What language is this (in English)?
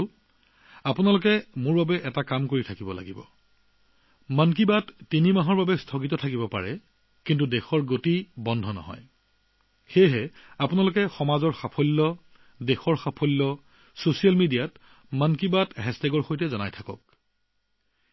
Assamese